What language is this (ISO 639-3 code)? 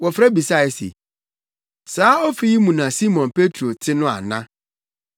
aka